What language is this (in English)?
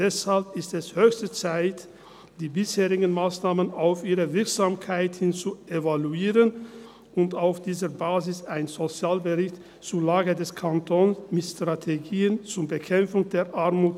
Swiss German